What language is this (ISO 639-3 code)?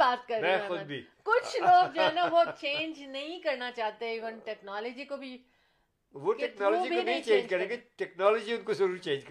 urd